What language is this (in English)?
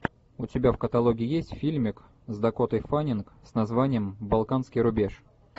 Russian